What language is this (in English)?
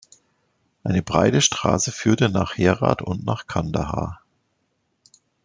German